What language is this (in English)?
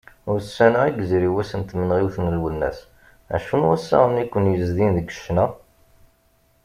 Kabyle